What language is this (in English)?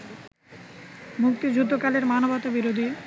Bangla